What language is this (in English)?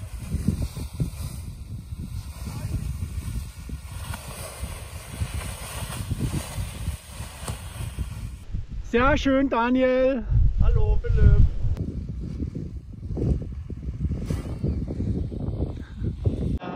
German